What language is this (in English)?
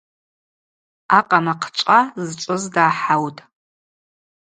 Abaza